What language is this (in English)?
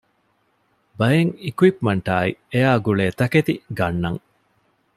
Divehi